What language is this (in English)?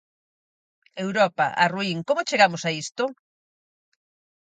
Galician